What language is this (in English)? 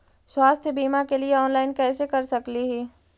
Magahi